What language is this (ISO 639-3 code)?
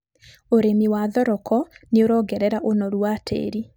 kik